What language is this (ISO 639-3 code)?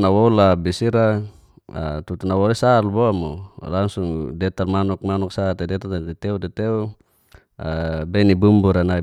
ges